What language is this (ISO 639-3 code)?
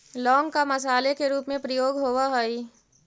mag